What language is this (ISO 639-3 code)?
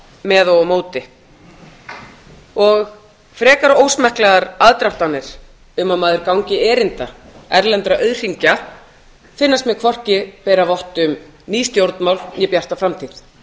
isl